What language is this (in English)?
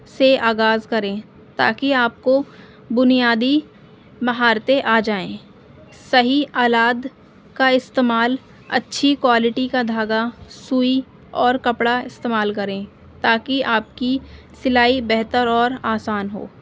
Urdu